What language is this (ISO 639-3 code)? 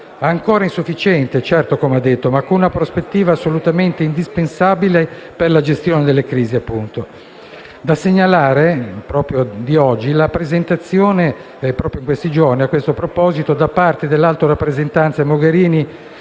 ita